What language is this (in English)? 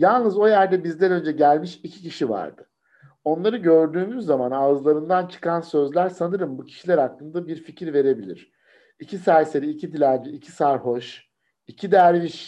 Turkish